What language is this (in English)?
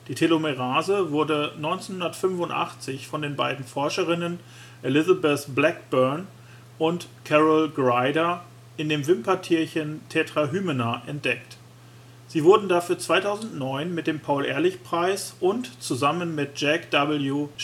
German